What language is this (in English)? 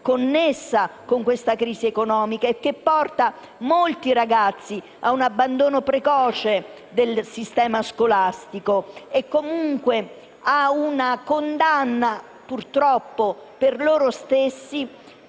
Italian